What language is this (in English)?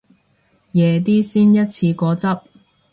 Cantonese